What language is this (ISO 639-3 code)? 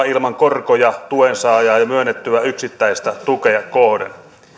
fin